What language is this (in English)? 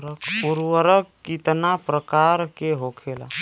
Bhojpuri